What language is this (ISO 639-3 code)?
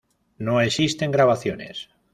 spa